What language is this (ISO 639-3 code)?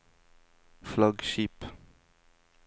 nor